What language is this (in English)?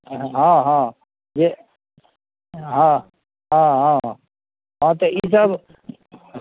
Maithili